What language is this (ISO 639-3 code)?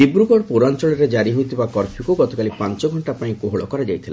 ori